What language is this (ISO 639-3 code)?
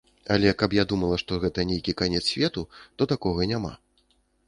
bel